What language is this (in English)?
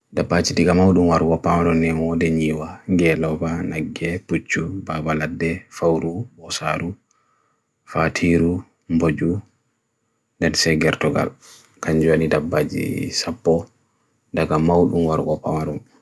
Bagirmi Fulfulde